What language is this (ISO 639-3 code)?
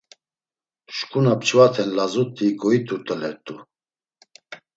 lzz